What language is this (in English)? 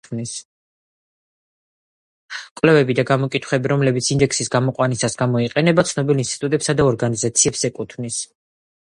Georgian